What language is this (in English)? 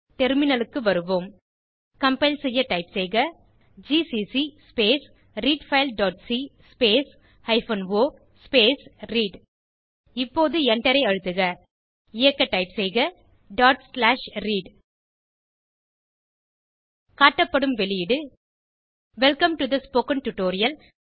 Tamil